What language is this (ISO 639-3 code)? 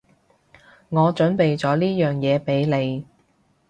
yue